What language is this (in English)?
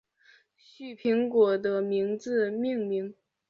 Chinese